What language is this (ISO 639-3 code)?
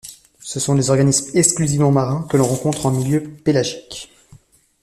fra